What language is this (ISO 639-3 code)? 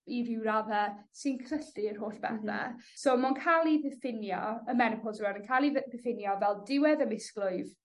cym